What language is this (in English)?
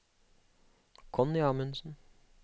Norwegian